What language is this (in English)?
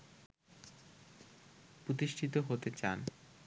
Bangla